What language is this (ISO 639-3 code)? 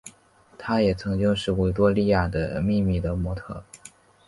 zho